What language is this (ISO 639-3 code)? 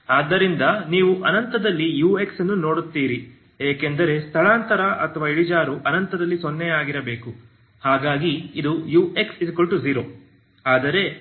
kan